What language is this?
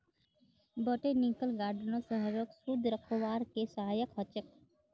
Magahi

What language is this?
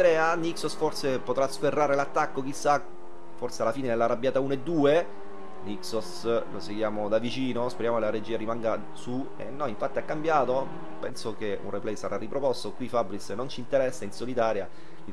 Italian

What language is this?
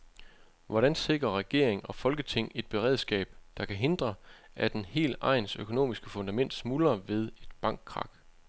Danish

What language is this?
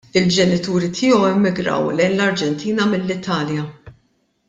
Maltese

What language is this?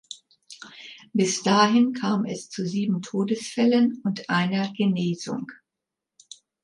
German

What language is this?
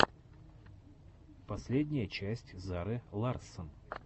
Russian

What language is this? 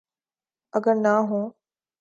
Urdu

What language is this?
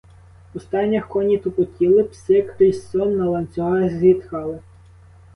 Ukrainian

